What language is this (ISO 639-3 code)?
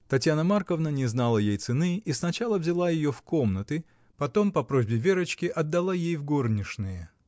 rus